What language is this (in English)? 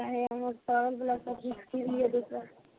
Maithili